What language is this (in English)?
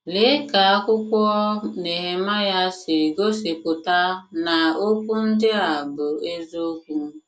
Igbo